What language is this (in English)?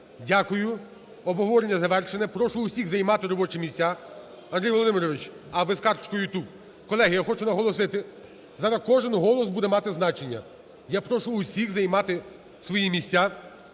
Ukrainian